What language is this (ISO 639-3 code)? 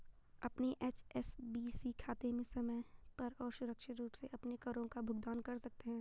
hin